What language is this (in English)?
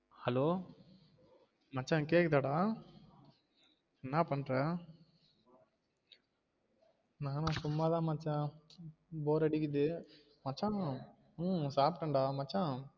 Tamil